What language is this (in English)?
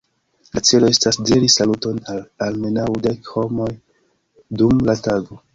Esperanto